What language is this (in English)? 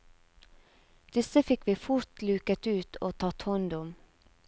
Norwegian